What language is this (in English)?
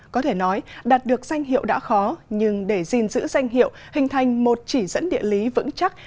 Vietnamese